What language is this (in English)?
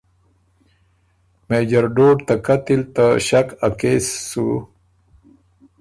Ormuri